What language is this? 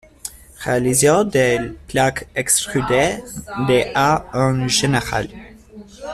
French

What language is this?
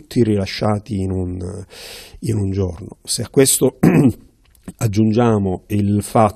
Italian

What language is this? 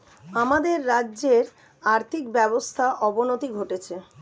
Bangla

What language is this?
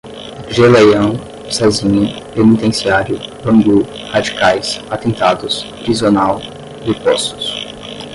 Portuguese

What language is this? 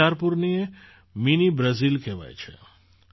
Gujarati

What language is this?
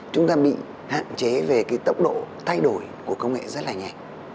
Vietnamese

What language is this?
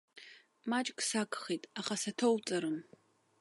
Abkhazian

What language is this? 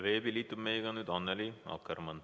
Estonian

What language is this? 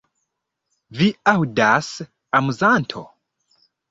Esperanto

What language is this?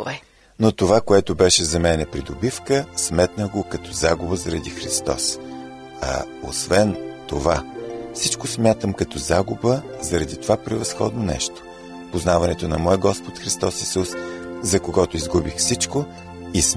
Bulgarian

